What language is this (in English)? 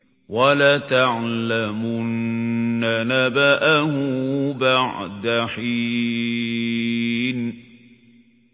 Arabic